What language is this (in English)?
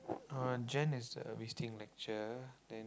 English